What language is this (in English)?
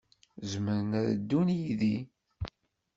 Kabyle